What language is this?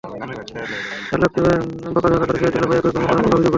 Bangla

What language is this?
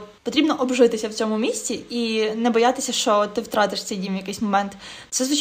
Ukrainian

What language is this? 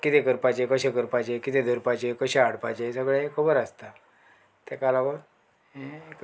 Konkani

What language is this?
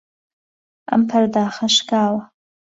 Central Kurdish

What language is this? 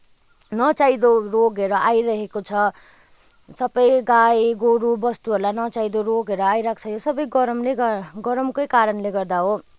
Nepali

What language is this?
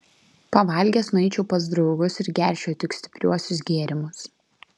Lithuanian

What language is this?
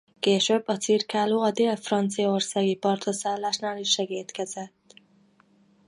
Hungarian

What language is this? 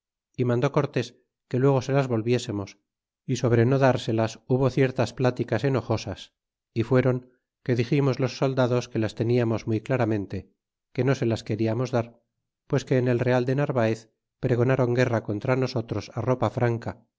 Spanish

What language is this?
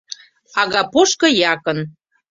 Mari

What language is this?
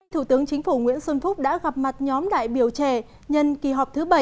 Vietnamese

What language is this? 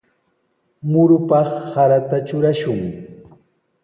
Sihuas Ancash Quechua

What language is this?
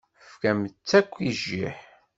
Kabyle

